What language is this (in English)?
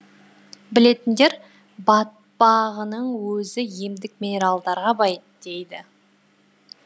Kazakh